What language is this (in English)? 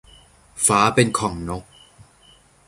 Thai